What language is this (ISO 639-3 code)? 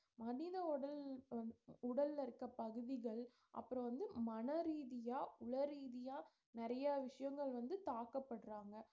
tam